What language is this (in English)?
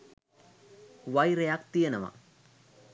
Sinhala